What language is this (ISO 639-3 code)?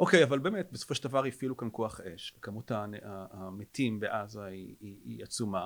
heb